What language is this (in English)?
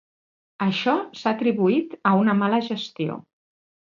Catalan